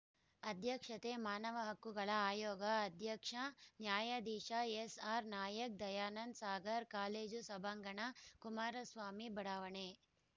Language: Kannada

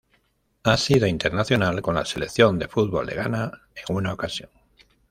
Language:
Spanish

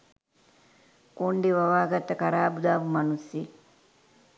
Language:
Sinhala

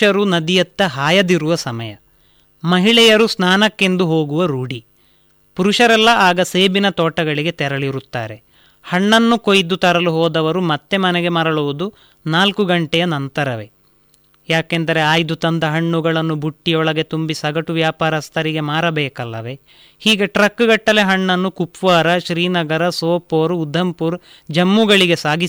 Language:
Kannada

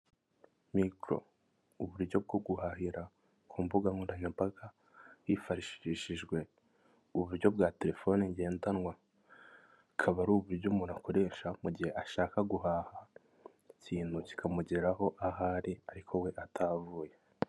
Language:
Kinyarwanda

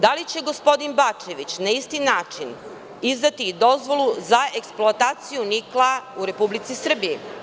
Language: Serbian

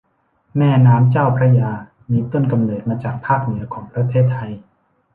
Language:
Thai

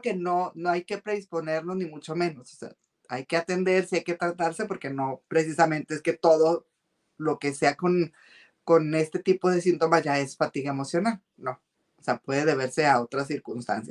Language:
Spanish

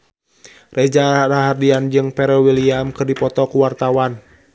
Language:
Sundanese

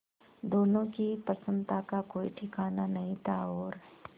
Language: Hindi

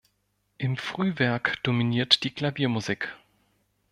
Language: German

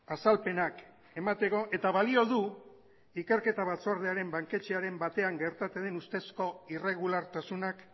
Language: Basque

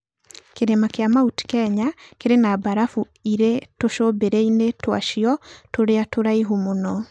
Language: Kikuyu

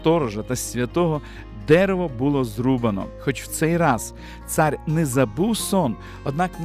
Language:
Ukrainian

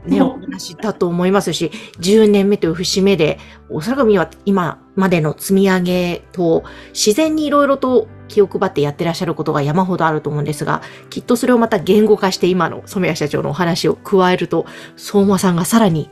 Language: Japanese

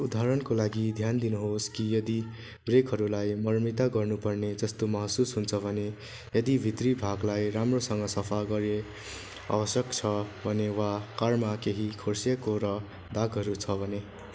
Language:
Nepali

